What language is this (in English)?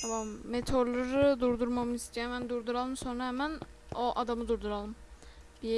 Turkish